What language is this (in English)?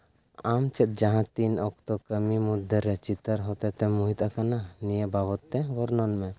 Santali